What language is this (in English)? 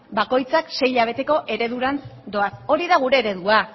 Basque